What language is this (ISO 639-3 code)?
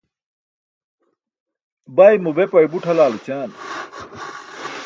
bsk